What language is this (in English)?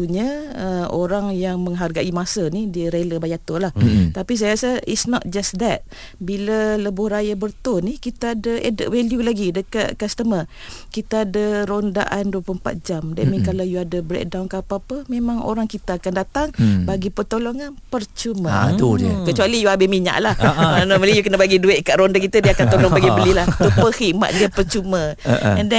Malay